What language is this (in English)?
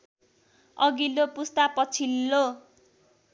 Nepali